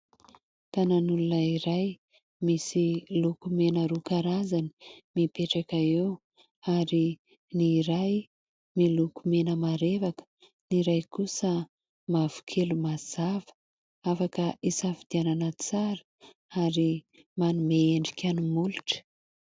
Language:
Malagasy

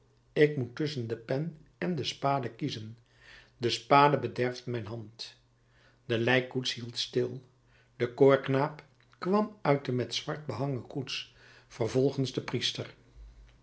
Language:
Dutch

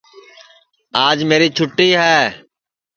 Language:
Sansi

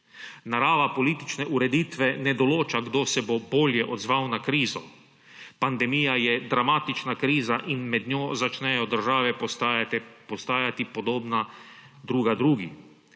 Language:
Slovenian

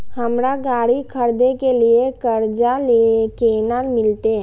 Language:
Maithili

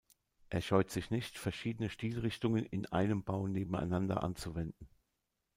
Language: German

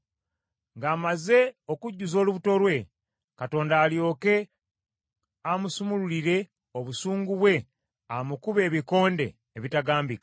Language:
Ganda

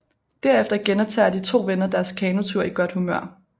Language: Danish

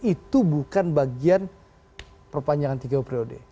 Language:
Indonesian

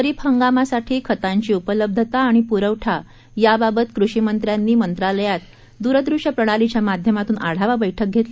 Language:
Marathi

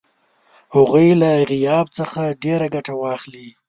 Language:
Pashto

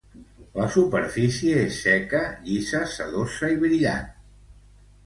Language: Catalan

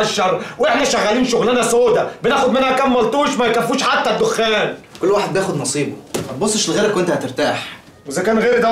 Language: Arabic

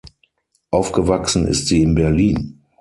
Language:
German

